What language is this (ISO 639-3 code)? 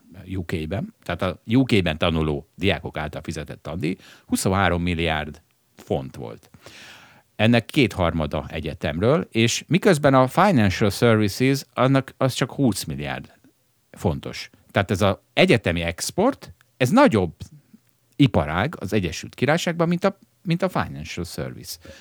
hun